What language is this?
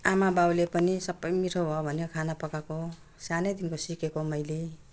Nepali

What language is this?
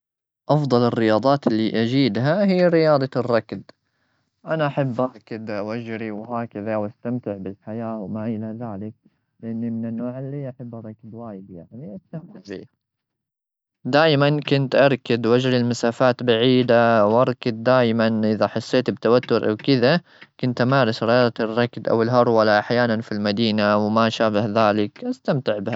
Gulf Arabic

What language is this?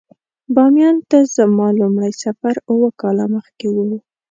Pashto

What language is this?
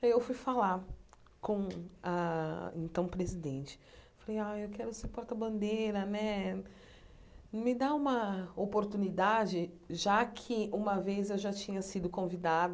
Portuguese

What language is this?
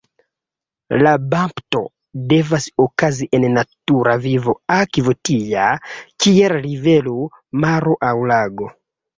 Esperanto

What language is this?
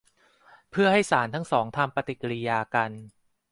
Thai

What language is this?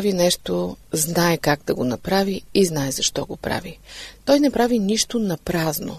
Bulgarian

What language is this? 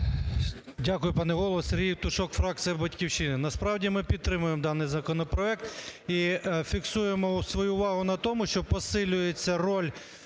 Ukrainian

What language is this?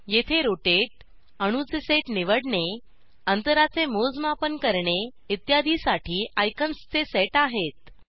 Marathi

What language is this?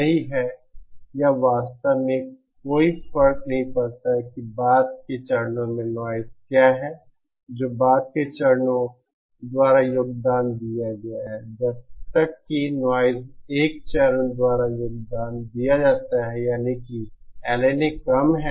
Hindi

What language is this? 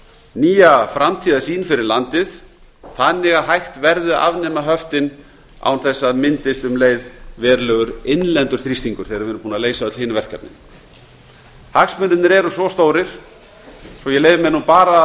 Icelandic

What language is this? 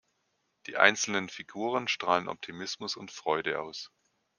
German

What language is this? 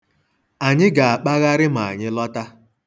Igbo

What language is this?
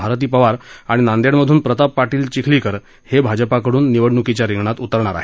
Marathi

